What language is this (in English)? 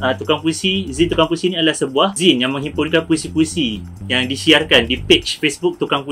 Malay